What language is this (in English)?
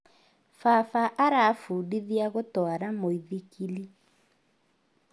Kikuyu